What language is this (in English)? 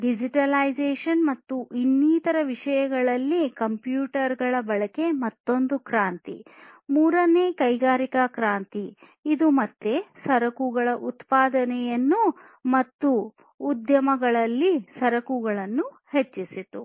Kannada